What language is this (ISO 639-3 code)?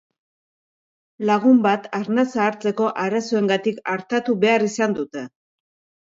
eus